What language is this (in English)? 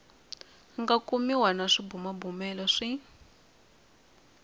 Tsonga